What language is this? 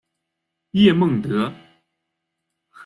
Chinese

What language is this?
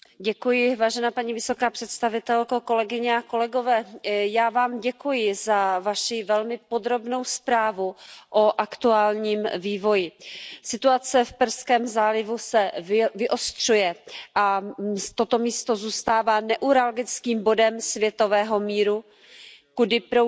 Czech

